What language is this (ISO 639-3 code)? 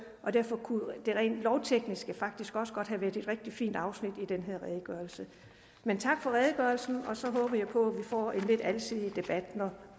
dan